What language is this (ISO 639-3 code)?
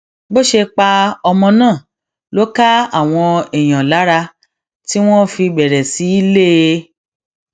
yor